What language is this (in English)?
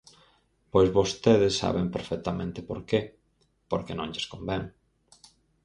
Galician